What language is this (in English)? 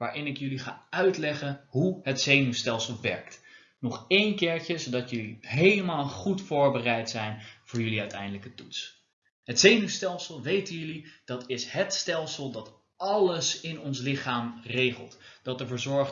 Dutch